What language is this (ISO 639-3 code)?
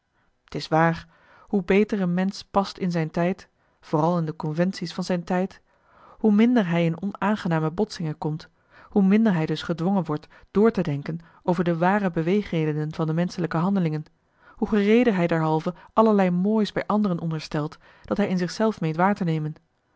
nld